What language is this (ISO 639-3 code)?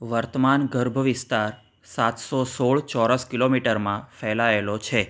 guj